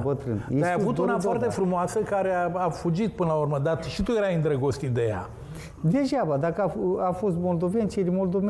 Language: Romanian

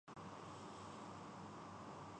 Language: Urdu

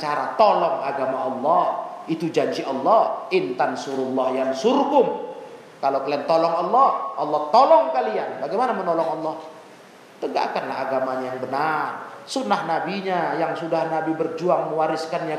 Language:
Indonesian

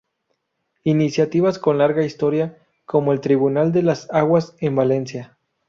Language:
Spanish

